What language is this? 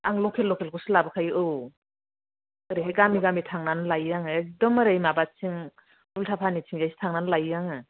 Bodo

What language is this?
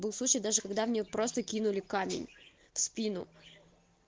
Russian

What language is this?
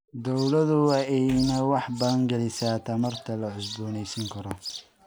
Somali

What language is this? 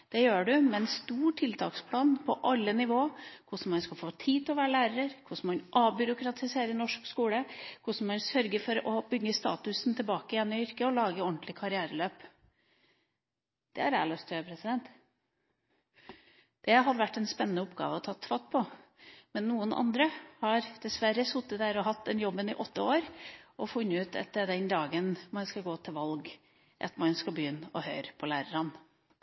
Norwegian Bokmål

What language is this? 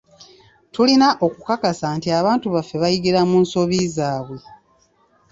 Ganda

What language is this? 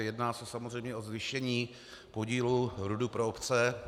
Czech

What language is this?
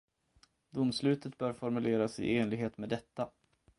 Swedish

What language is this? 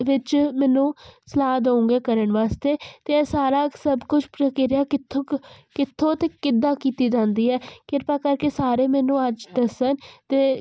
Punjabi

